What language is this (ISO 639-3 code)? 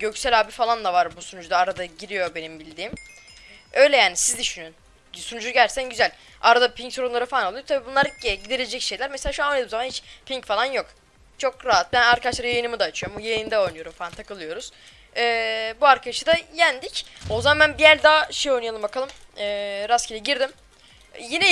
tur